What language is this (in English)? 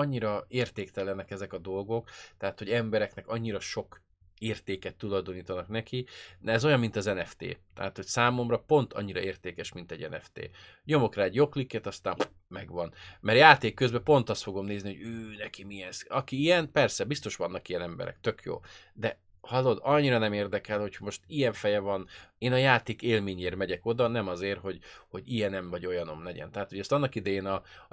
Hungarian